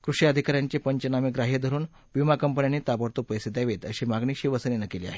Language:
Marathi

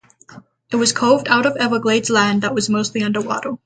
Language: English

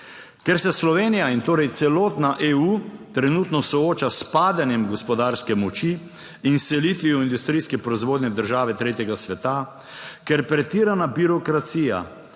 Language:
Slovenian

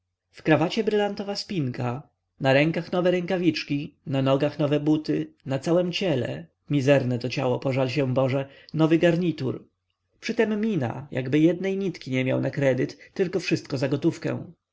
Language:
Polish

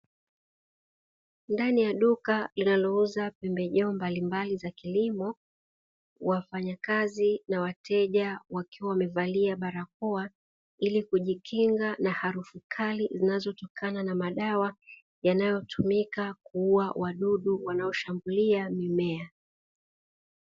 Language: Swahili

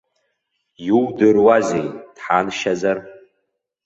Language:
Abkhazian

